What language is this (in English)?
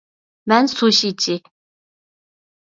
Uyghur